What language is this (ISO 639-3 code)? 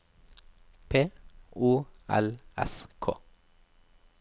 nor